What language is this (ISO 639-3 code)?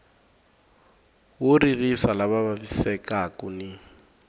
tso